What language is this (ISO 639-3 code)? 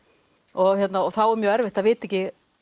isl